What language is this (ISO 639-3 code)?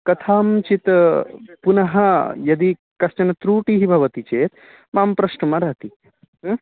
san